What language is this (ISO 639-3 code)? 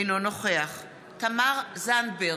heb